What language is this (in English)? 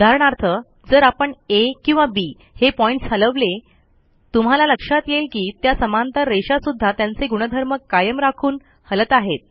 Marathi